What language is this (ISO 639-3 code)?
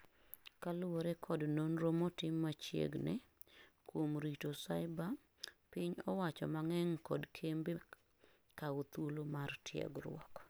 luo